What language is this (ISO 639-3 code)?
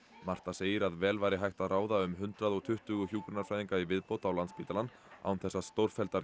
isl